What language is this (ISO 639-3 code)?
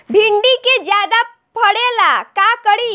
bho